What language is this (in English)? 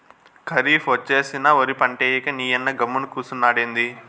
Telugu